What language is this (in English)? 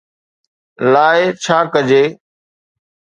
Sindhi